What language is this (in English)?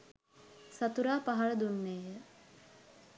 Sinhala